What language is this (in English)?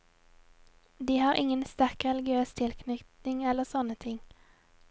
Norwegian